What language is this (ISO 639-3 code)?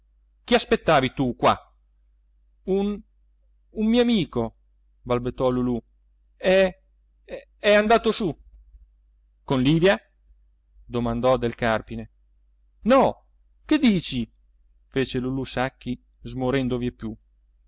ita